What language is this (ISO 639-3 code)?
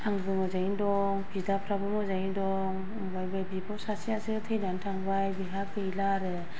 brx